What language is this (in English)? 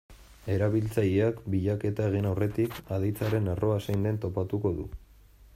Basque